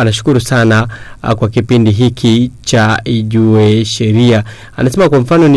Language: Swahili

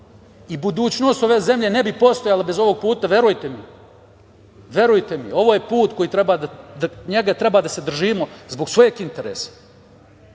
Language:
Serbian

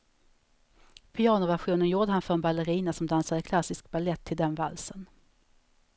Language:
Swedish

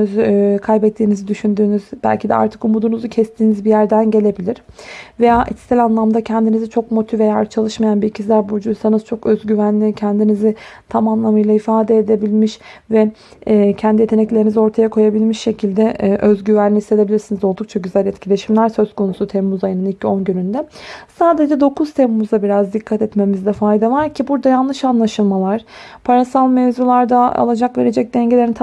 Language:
Turkish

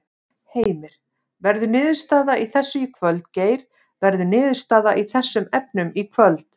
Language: Icelandic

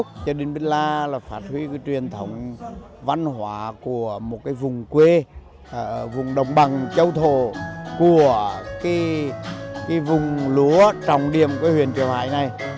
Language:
Vietnamese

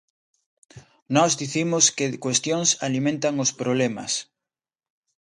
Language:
Galician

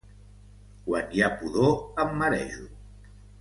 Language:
Catalan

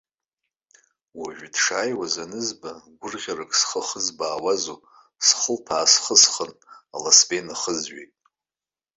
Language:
Abkhazian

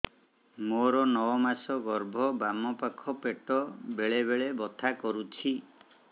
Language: Odia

